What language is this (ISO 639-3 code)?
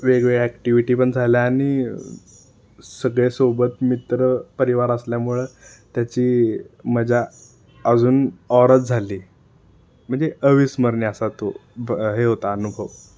mar